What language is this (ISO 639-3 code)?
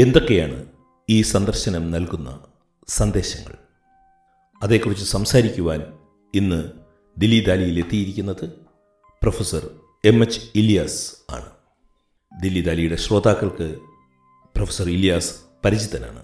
mal